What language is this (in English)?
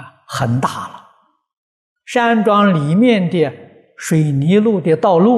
Chinese